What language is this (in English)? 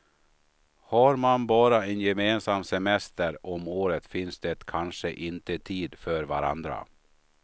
Swedish